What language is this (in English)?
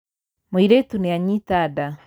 Kikuyu